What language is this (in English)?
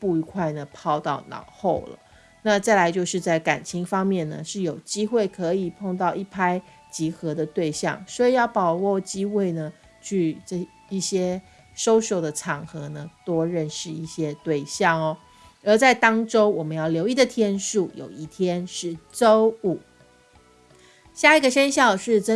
Chinese